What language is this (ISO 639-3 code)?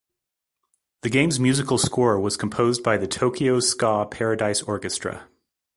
eng